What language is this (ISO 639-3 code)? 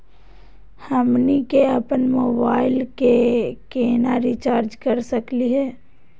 mag